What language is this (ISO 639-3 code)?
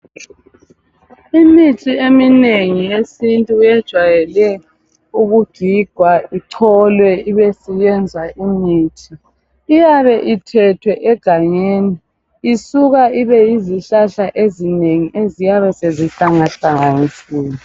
nde